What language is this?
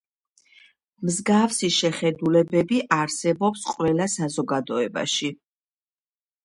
Georgian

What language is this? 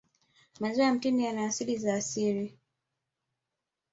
Swahili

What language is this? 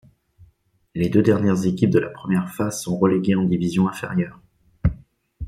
French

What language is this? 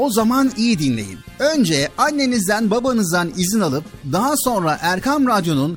Turkish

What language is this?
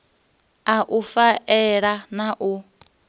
Venda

